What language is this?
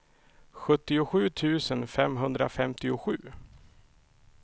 Swedish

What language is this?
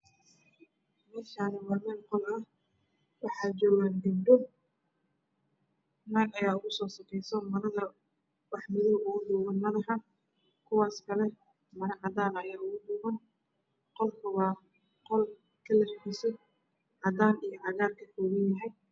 Somali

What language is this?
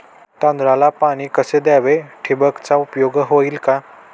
Marathi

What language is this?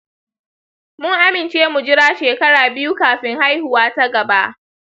Hausa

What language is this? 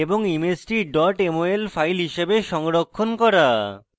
Bangla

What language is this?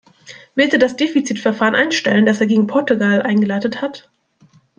German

